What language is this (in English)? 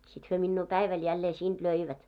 Finnish